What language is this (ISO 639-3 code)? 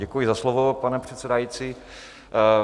ces